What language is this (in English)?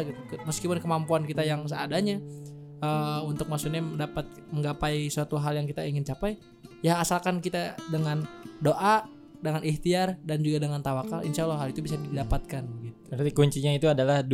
Indonesian